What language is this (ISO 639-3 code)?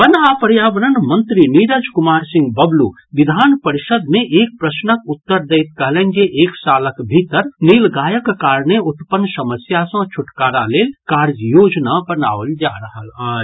mai